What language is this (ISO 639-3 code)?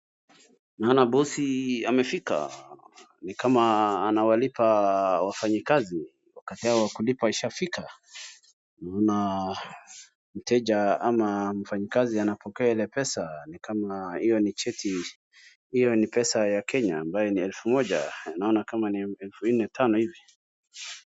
swa